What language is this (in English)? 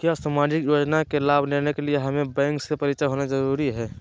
Magahi